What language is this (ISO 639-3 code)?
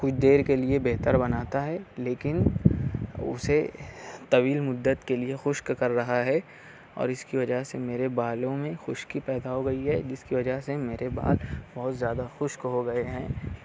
urd